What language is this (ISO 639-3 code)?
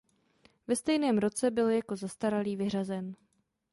ces